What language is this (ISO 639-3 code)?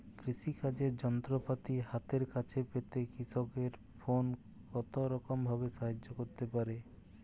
ben